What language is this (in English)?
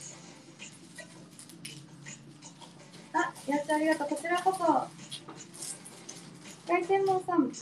Japanese